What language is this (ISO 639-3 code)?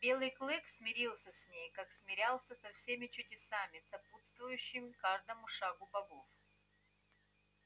rus